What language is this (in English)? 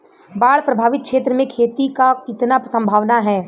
Bhojpuri